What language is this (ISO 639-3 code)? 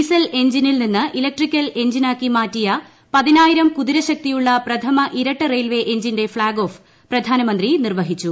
mal